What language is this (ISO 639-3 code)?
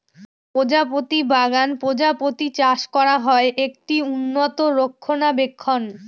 ben